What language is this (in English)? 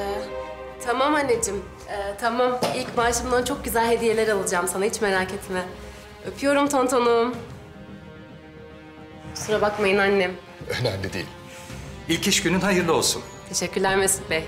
Turkish